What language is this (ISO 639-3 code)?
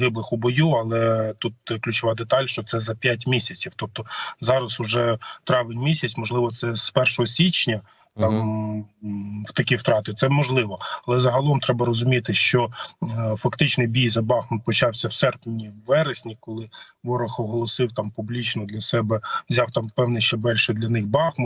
ukr